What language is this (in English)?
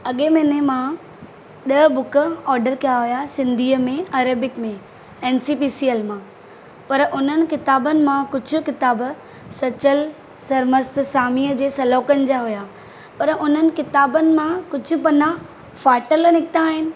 Sindhi